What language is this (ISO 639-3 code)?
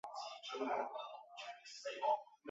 zho